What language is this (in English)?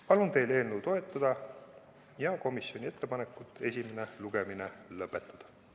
Estonian